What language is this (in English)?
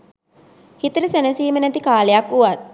Sinhala